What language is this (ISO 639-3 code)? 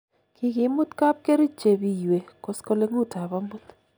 kln